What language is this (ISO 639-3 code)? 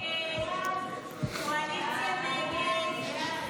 heb